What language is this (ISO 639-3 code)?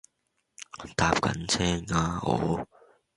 yue